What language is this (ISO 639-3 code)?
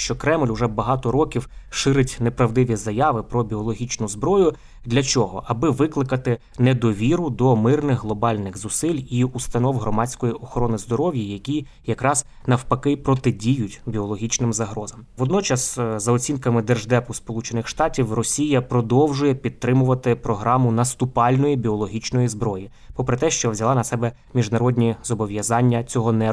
ukr